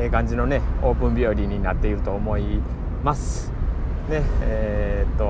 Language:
Japanese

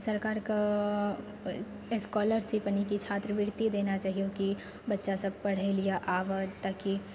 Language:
Maithili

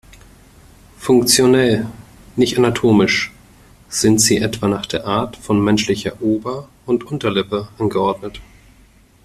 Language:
German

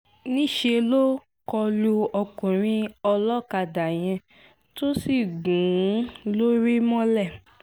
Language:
Yoruba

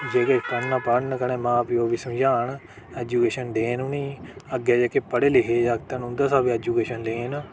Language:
Dogri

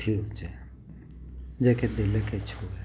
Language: Sindhi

